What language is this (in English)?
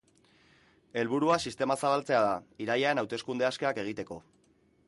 Basque